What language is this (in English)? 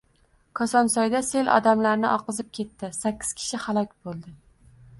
Uzbek